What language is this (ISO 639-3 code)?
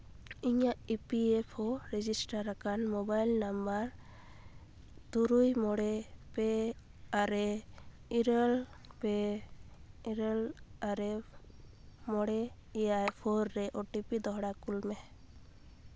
sat